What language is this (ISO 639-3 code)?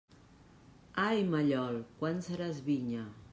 cat